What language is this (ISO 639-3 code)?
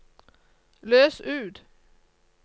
nor